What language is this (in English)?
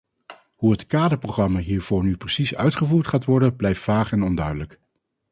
Dutch